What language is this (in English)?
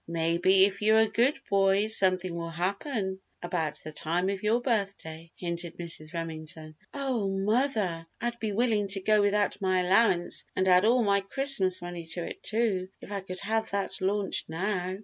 English